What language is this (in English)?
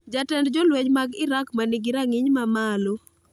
Luo (Kenya and Tanzania)